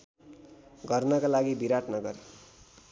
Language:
Nepali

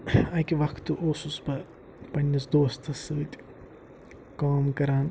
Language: Kashmiri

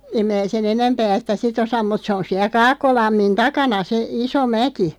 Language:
Finnish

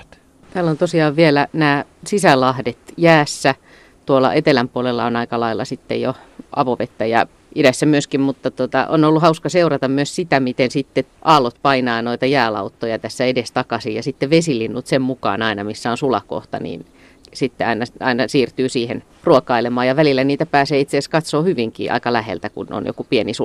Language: Finnish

